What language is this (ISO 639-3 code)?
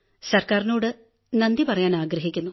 mal